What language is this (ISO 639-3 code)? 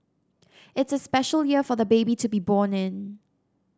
eng